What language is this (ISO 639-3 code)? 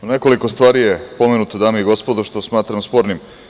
srp